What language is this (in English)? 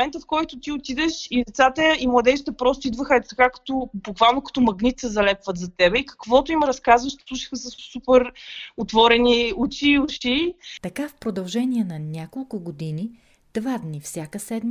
Bulgarian